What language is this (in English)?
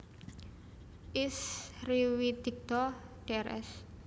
Javanese